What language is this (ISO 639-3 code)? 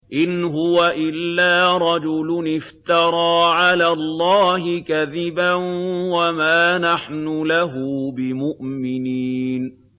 ara